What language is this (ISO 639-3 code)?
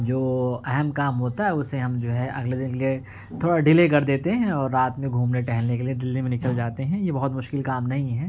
urd